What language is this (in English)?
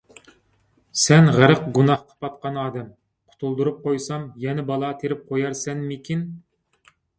Uyghur